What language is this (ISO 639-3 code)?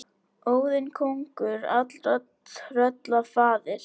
isl